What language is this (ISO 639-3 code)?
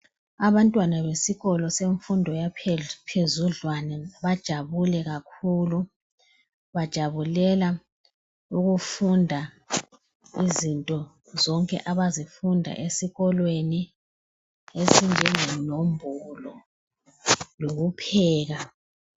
nde